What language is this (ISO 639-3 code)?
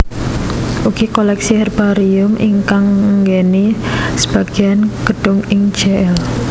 jav